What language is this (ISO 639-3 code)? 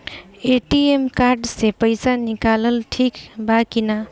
bho